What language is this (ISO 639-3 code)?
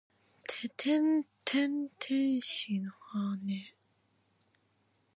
jpn